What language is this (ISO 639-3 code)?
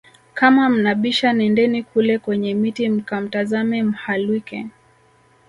swa